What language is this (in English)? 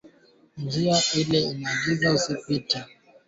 Swahili